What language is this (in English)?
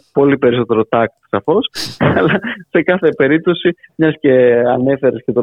Greek